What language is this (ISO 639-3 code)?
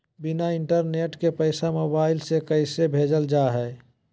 mag